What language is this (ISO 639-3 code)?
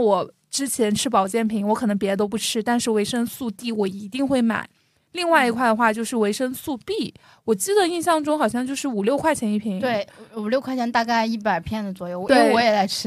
zho